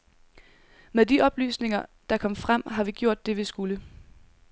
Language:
Danish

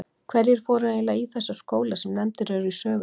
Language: Icelandic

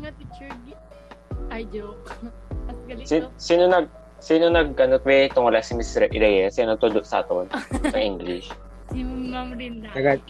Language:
Filipino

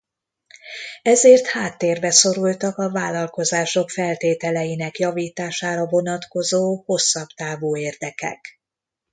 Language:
Hungarian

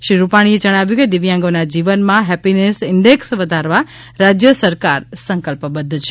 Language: Gujarati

